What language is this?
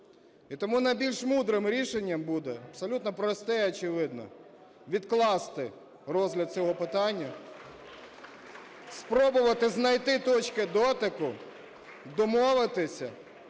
Ukrainian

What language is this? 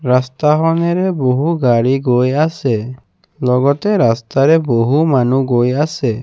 Assamese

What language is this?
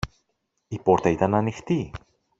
Greek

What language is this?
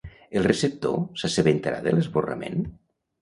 Catalan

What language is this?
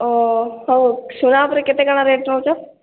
Odia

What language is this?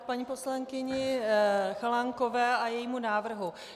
Czech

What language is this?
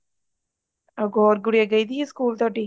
Punjabi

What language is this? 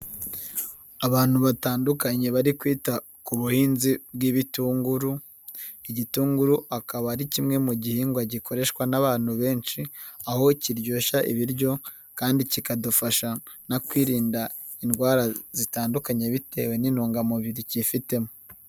Kinyarwanda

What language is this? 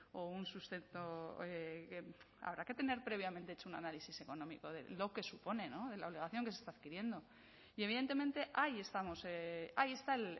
Spanish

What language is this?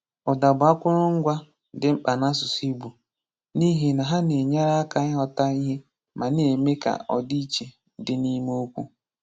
Igbo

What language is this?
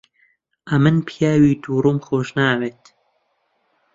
Central Kurdish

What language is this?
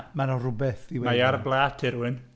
Welsh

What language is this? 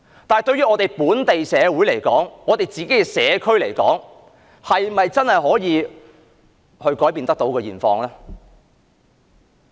Cantonese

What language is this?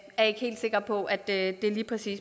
Danish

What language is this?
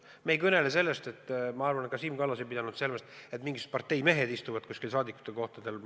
Estonian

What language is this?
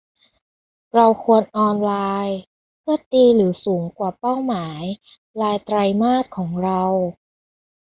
Thai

